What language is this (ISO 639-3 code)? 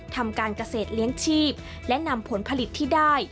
tha